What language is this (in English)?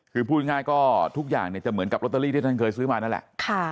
Thai